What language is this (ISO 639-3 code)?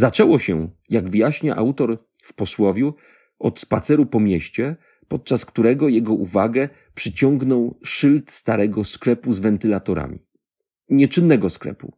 pol